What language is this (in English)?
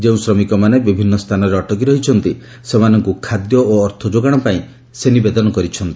Odia